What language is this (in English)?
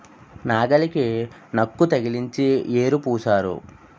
Telugu